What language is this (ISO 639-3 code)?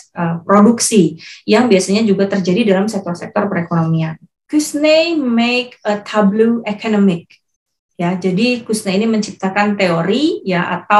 ind